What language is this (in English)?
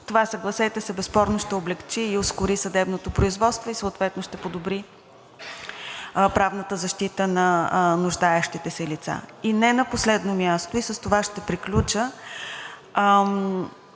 Bulgarian